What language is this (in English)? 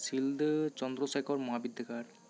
Santali